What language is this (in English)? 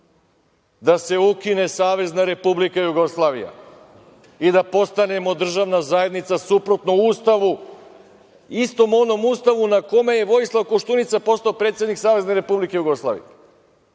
Serbian